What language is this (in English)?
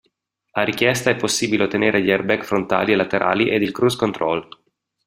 Italian